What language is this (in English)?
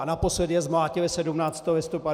Czech